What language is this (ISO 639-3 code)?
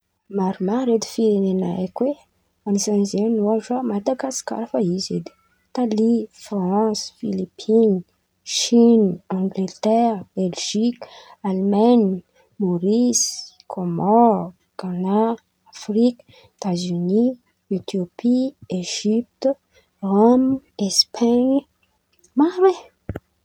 xmv